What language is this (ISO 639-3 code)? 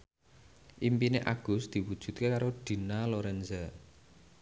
jav